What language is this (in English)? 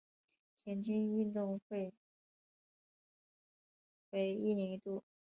Chinese